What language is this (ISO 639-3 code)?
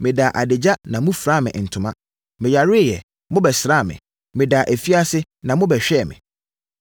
aka